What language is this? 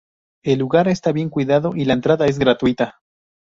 Spanish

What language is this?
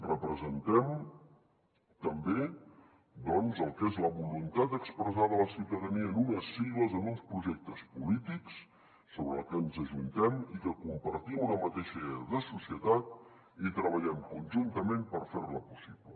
Catalan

